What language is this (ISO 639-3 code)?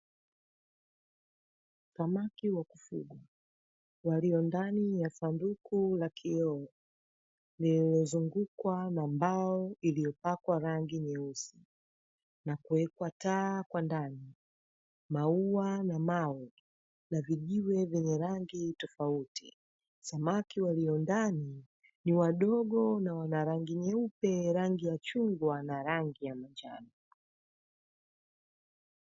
swa